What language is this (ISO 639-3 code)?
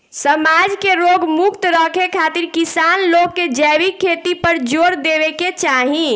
bho